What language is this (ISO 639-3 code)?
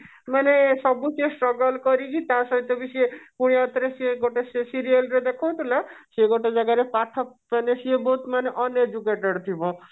ori